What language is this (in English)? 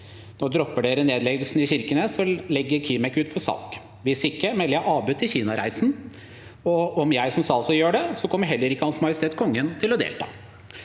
Norwegian